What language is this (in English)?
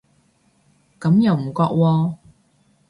Cantonese